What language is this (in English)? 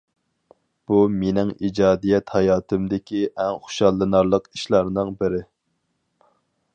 Uyghur